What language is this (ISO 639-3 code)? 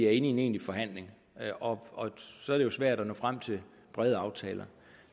dan